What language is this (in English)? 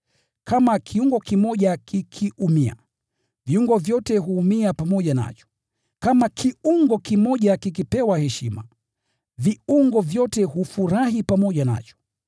Swahili